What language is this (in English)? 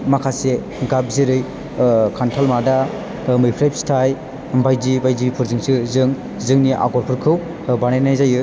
Bodo